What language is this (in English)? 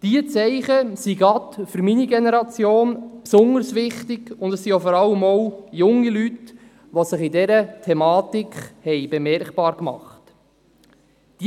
Swiss German